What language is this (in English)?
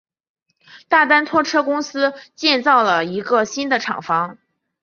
Chinese